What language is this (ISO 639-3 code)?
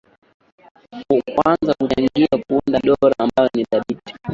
swa